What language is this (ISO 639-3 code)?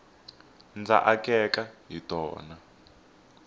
tso